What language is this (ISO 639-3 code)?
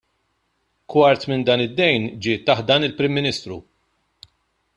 mlt